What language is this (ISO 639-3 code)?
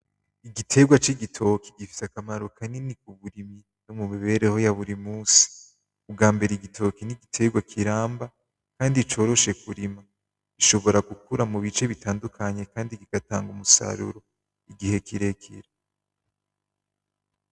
run